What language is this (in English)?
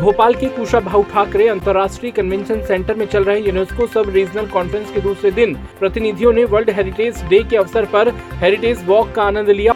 Hindi